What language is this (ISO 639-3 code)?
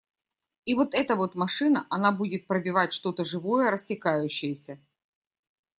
rus